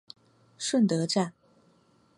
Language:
Chinese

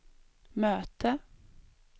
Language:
Swedish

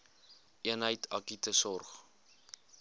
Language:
Afrikaans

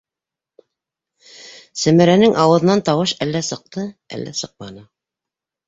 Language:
Bashkir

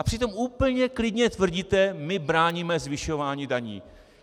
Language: Czech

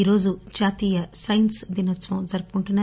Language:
Telugu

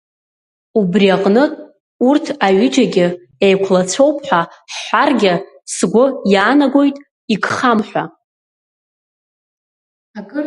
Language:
Abkhazian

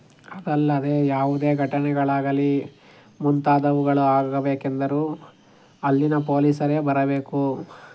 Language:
Kannada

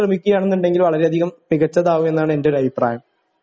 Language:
Malayalam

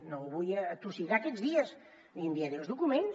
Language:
Catalan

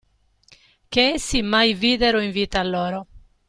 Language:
Italian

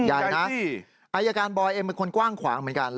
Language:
Thai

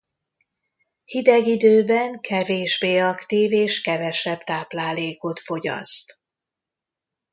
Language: Hungarian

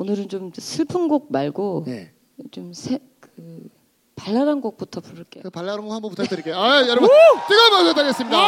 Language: Korean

